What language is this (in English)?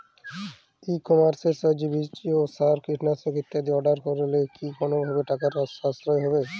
Bangla